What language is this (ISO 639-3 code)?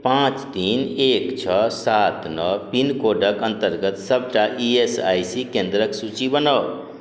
mai